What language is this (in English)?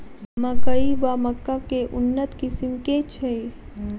Maithili